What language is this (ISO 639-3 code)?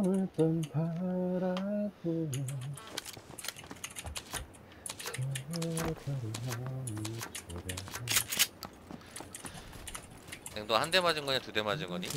kor